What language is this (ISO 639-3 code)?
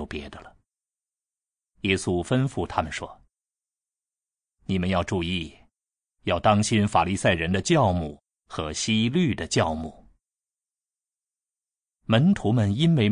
zho